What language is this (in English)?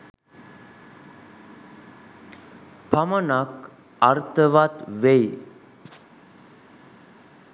Sinhala